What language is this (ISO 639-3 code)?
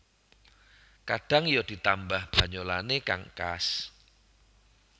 jav